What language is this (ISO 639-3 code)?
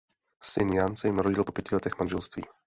ces